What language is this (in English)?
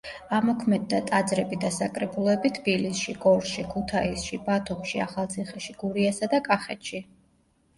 Georgian